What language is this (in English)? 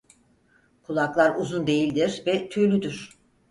Turkish